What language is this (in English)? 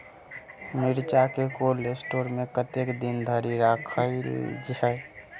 Maithili